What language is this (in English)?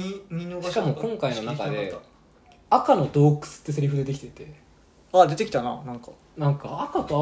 Japanese